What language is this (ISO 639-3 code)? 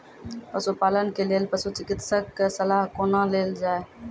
mai